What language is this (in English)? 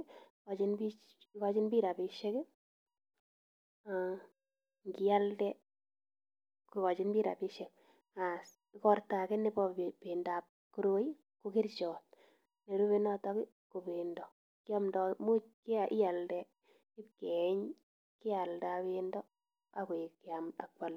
Kalenjin